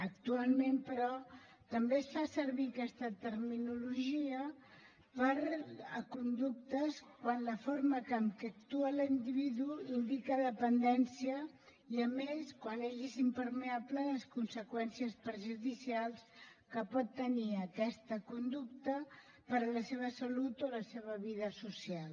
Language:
Catalan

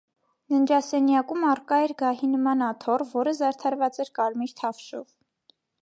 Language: Armenian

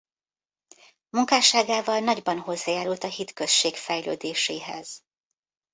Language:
Hungarian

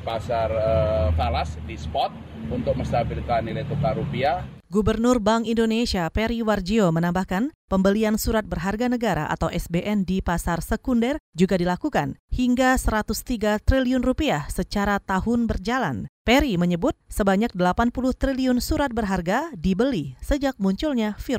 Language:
Indonesian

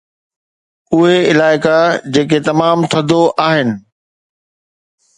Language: Sindhi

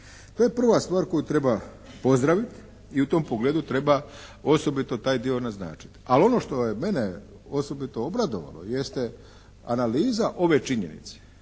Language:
Croatian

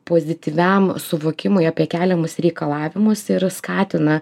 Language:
Lithuanian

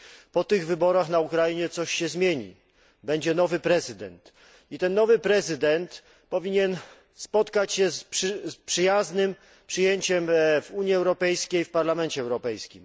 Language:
Polish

